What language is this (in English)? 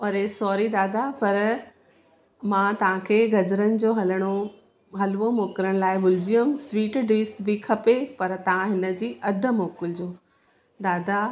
Sindhi